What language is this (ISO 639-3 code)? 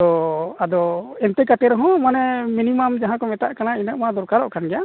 sat